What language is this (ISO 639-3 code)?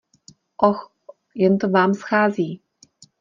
ces